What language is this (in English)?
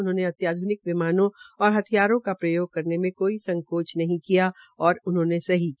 Hindi